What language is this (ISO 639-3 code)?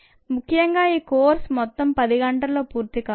tel